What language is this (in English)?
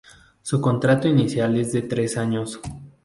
Spanish